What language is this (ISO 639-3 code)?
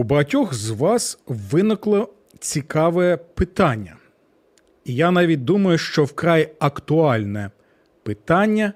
ukr